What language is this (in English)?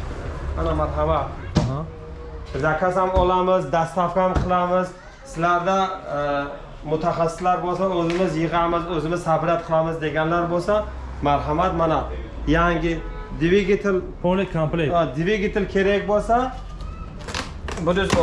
Turkish